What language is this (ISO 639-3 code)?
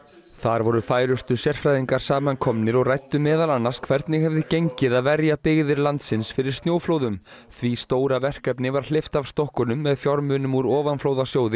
isl